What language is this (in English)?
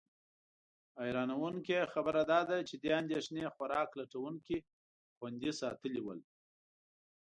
Pashto